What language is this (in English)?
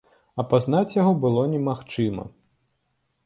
Belarusian